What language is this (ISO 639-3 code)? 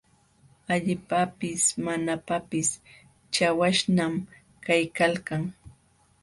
qxw